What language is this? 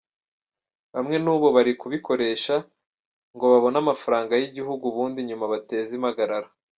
Kinyarwanda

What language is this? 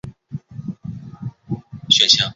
Chinese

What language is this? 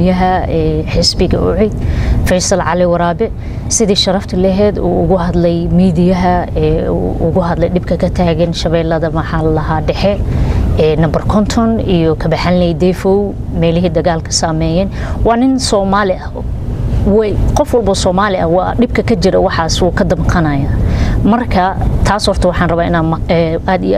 Arabic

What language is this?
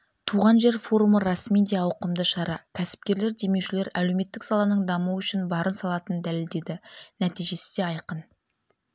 Kazakh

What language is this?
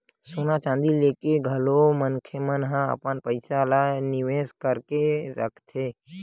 Chhattisgarhi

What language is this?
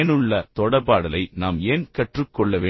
Tamil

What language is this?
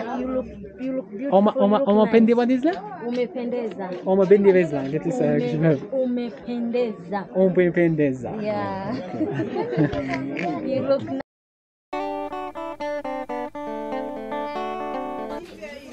Arabic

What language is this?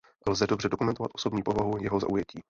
Czech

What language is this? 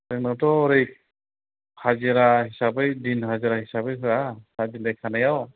Bodo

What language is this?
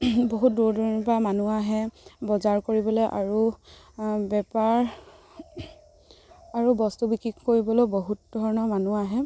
Assamese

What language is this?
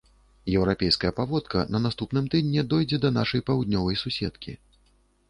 Belarusian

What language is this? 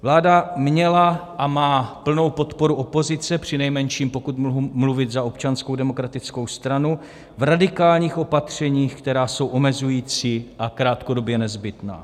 Czech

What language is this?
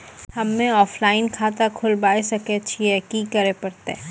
Maithili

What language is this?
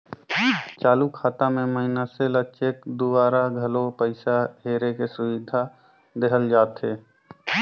Chhattisgarhi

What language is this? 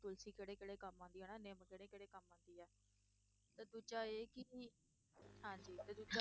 Punjabi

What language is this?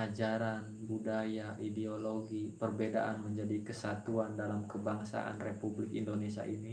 Indonesian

